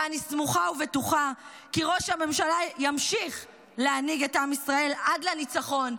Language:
Hebrew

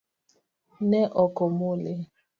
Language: Luo (Kenya and Tanzania)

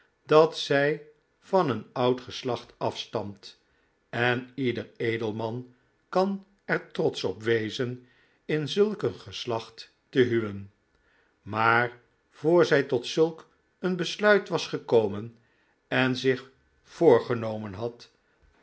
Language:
Dutch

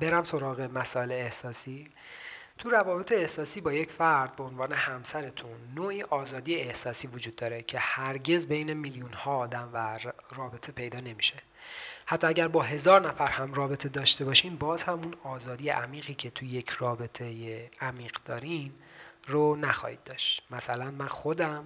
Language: Persian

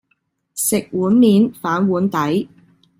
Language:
Cantonese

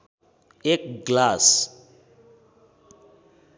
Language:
Nepali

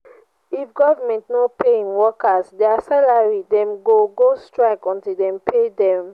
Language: Nigerian Pidgin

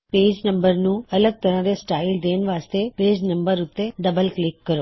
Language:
Punjabi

